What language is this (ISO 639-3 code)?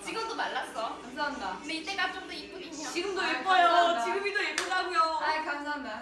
kor